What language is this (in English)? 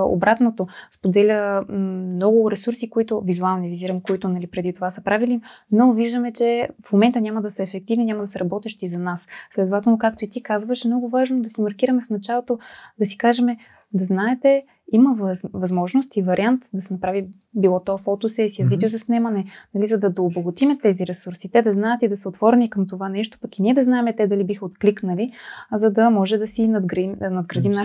Bulgarian